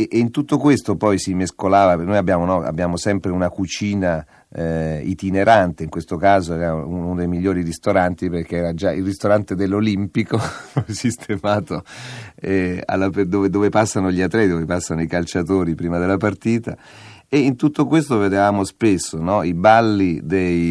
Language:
Italian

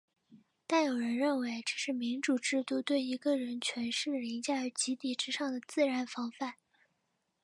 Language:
Chinese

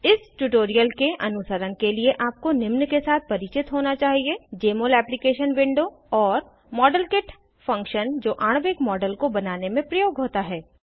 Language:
Hindi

